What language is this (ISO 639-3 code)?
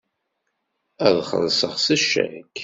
kab